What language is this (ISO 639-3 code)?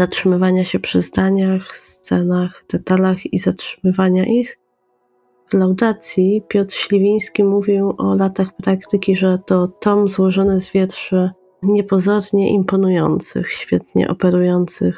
pol